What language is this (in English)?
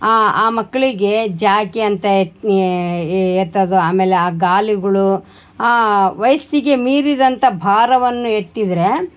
Kannada